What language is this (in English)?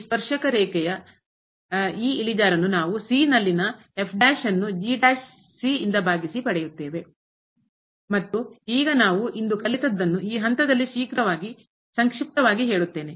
Kannada